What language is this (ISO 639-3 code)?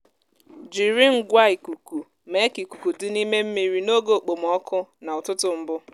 ibo